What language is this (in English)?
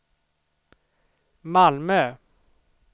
Swedish